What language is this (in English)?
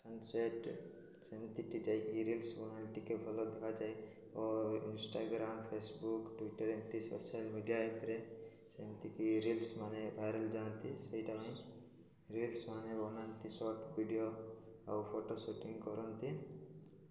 Odia